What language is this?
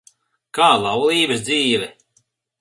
Latvian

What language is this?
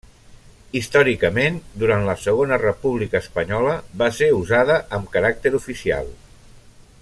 Catalan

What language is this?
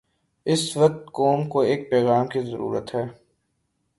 Urdu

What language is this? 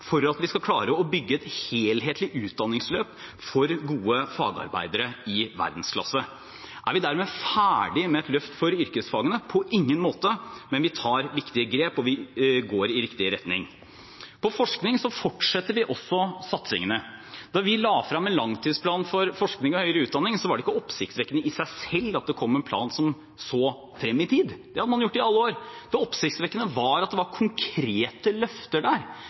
Norwegian Bokmål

